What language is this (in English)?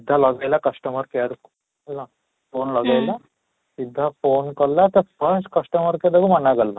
Odia